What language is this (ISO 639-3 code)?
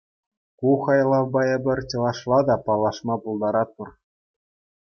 chv